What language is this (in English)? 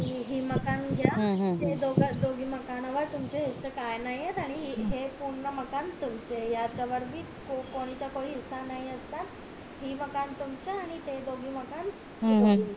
Marathi